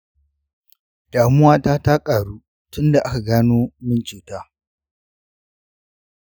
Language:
Hausa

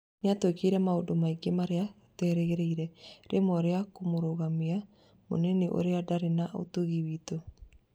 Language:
Kikuyu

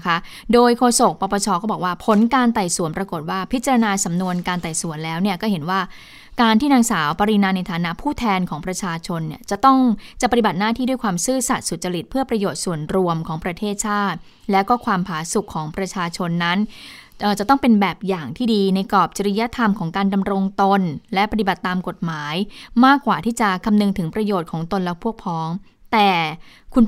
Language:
Thai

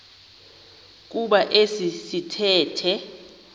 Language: Xhosa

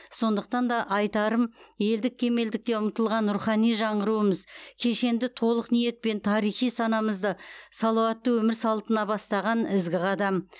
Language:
Kazakh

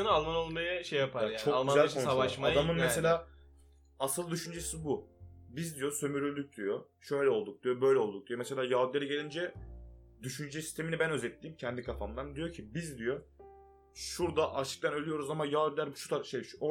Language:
Turkish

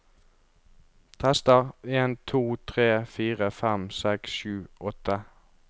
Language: Norwegian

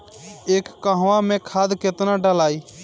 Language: Bhojpuri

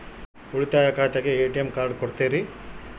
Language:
Kannada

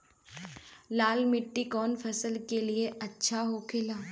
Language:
Bhojpuri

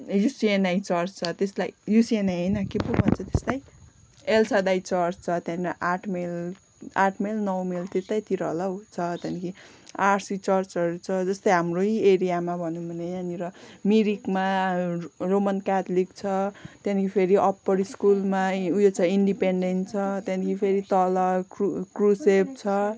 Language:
Nepali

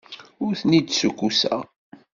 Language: Kabyle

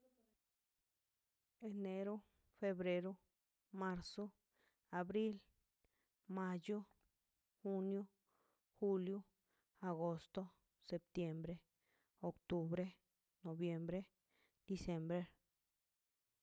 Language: Mazaltepec Zapotec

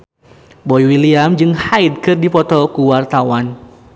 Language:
Sundanese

